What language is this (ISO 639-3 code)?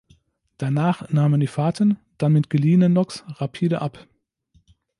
deu